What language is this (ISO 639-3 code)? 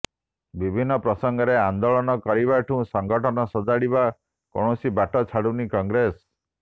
ori